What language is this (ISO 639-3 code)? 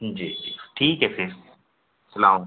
urd